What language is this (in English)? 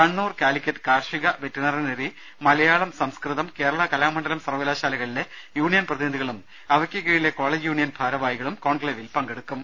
Malayalam